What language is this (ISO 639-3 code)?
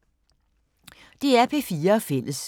dan